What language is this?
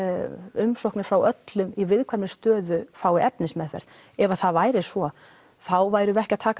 Icelandic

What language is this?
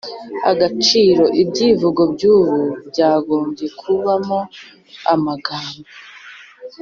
Kinyarwanda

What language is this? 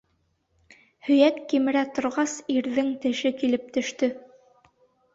Bashkir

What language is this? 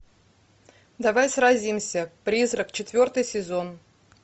Russian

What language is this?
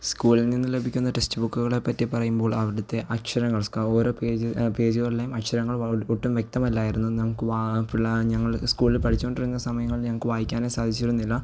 Malayalam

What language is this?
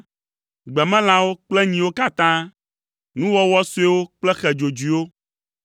Ewe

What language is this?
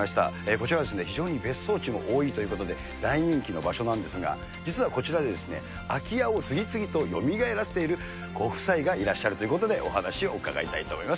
Japanese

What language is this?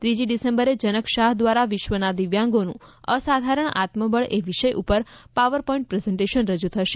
Gujarati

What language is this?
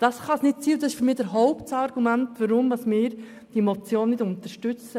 Swiss German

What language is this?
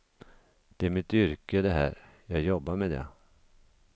Swedish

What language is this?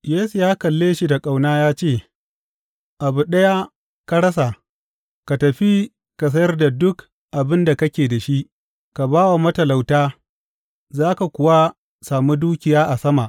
Hausa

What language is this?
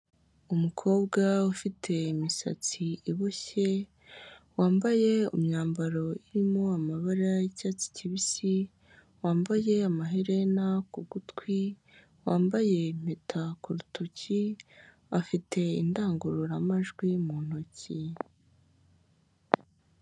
Kinyarwanda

